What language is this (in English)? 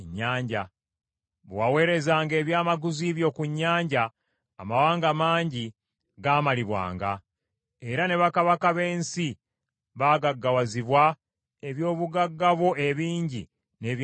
Ganda